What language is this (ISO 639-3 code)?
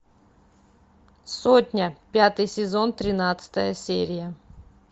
rus